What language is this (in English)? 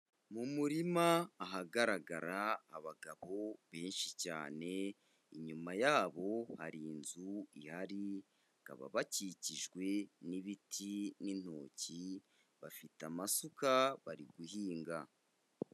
Kinyarwanda